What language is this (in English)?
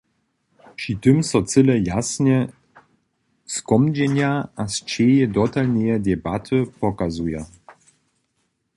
Upper Sorbian